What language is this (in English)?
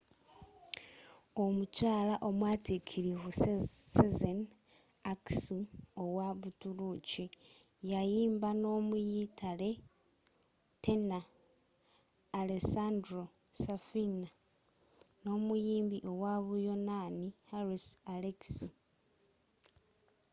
Ganda